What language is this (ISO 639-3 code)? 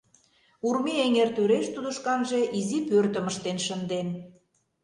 chm